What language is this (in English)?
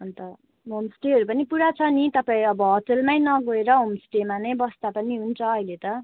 Nepali